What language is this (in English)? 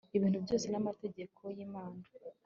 Kinyarwanda